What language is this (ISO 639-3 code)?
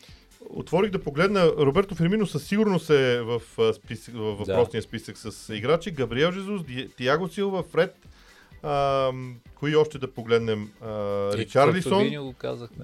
bul